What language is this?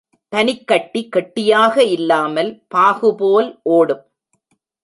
Tamil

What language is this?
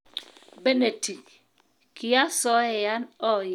Kalenjin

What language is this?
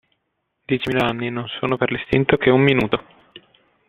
Italian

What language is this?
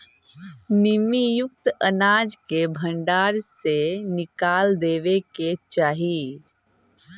Magahi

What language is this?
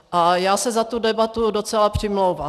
Czech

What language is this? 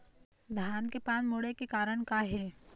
Chhattisgarhi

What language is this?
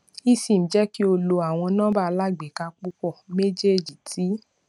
Yoruba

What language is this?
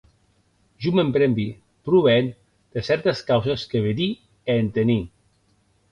Occitan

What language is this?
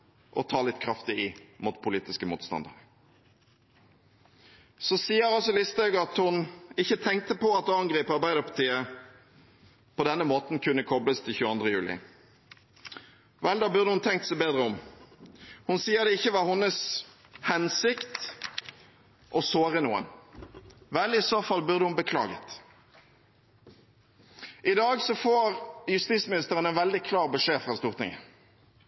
Norwegian Bokmål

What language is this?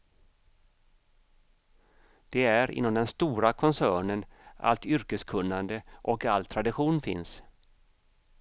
Swedish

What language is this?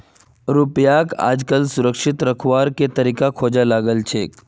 Magahi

